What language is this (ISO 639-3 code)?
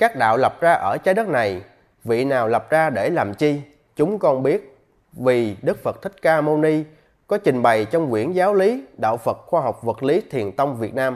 vie